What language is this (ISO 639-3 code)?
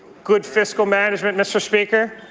eng